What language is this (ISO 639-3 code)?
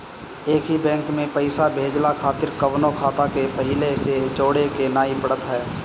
bho